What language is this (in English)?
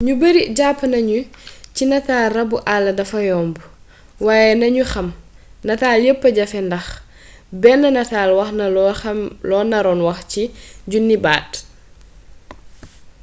Wolof